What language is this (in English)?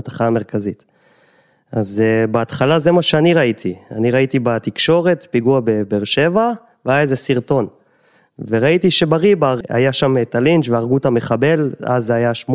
Hebrew